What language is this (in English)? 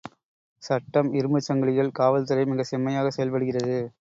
Tamil